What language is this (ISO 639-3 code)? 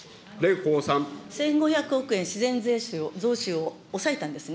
jpn